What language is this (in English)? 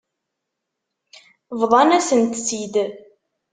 Kabyle